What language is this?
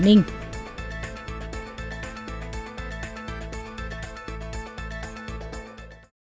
Vietnamese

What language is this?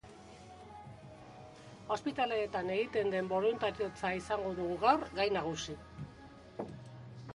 Basque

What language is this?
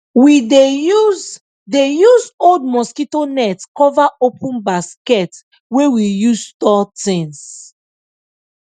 Nigerian Pidgin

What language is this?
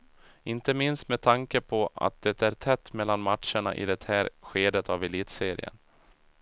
Swedish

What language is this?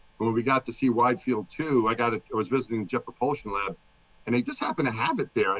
English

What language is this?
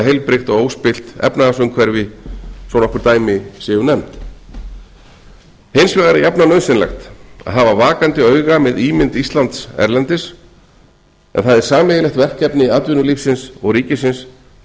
Icelandic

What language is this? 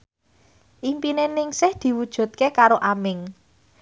Javanese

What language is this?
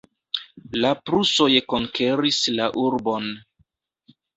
Esperanto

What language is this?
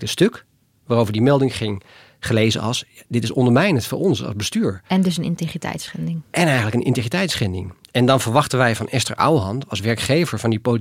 Dutch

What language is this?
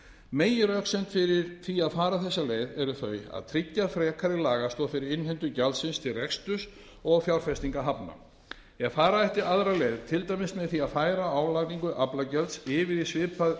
Icelandic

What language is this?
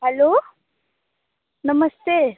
Dogri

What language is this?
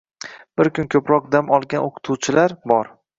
Uzbek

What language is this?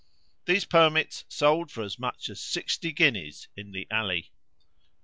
English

